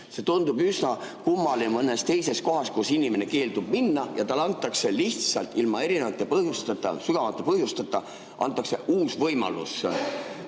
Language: Estonian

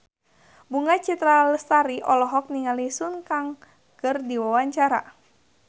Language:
Sundanese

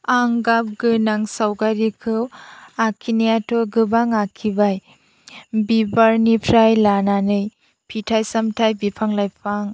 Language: Bodo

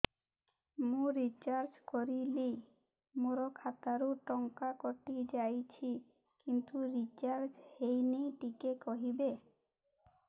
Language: Odia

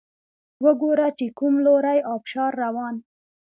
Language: Pashto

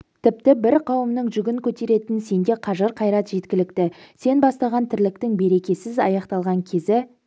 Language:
Kazakh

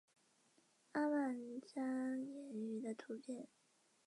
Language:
Chinese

